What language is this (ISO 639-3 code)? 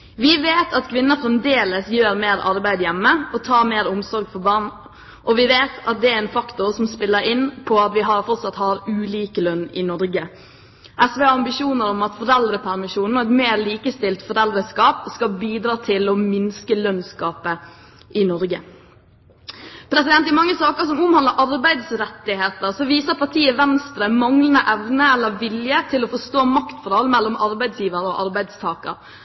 nob